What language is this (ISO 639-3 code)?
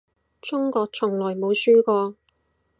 yue